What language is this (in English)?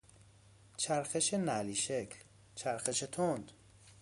Persian